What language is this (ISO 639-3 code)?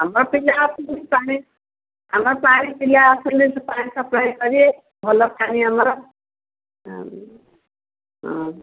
ori